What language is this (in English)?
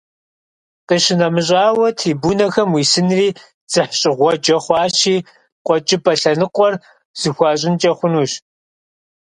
Kabardian